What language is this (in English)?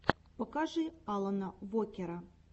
Russian